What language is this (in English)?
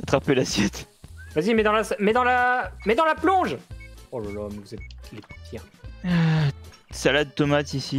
French